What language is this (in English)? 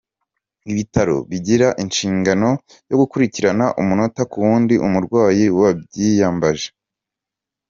Kinyarwanda